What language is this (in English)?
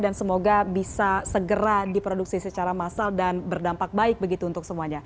Indonesian